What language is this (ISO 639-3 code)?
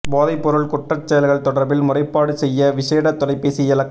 tam